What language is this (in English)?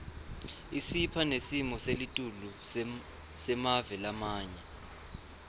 Swati